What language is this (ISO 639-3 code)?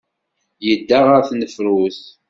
kab